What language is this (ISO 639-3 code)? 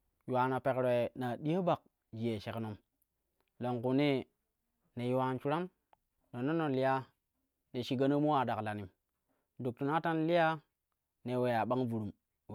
kuh